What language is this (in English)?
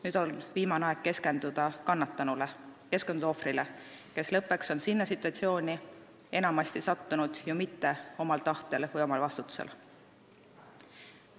Estonian